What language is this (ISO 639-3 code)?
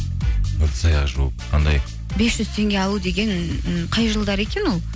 kaz